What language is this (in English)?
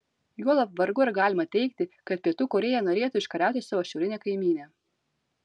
Lithuanian